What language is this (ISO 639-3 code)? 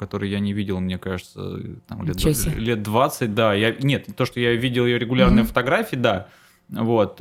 rus